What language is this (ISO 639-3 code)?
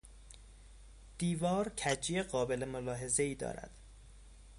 fas